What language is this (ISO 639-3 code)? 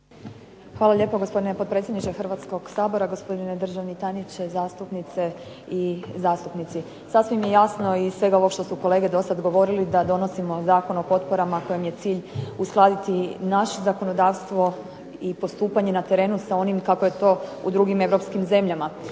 hrv